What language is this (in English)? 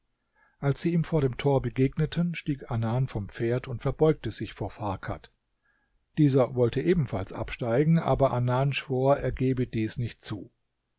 German